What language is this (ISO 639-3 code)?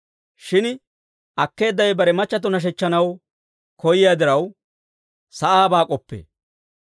dwr